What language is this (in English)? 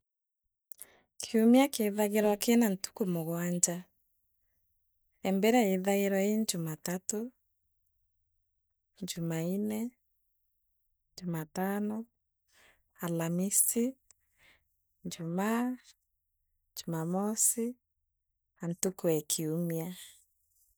Meru